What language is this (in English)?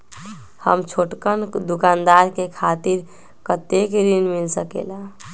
Magahi